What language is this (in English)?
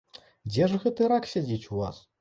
Belarusian